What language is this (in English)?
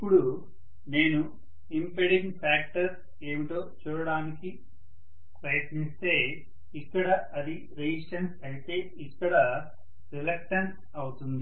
Telugu